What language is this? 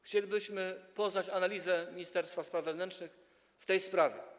Polish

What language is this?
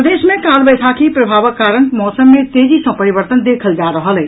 Maithili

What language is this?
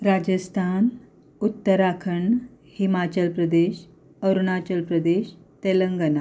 Konkani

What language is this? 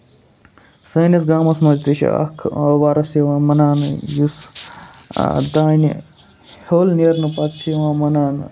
Kashmiri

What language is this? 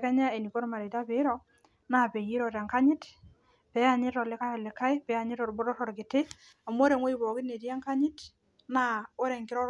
Masai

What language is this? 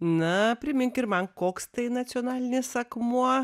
Lithuanian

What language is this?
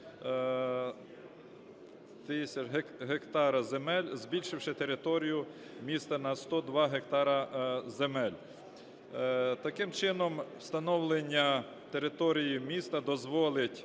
Ukrainian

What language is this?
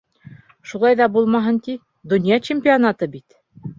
Bashkir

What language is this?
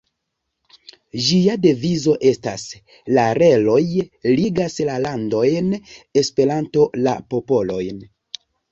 Esperanto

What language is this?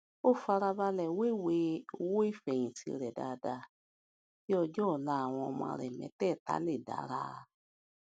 Yoruba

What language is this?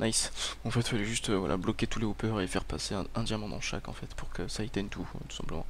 French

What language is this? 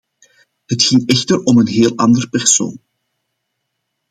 Dutch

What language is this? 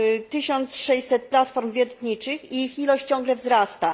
Polish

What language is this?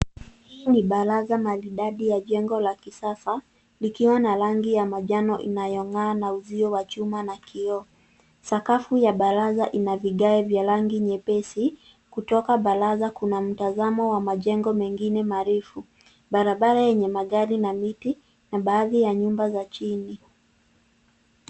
Swahili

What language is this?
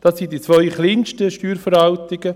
Swiss German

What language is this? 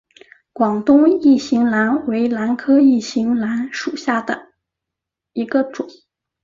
Chinese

